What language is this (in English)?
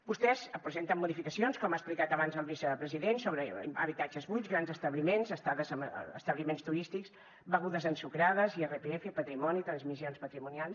Catalan